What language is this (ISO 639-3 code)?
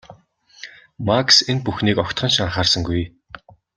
mon